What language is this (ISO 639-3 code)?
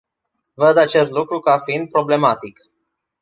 ron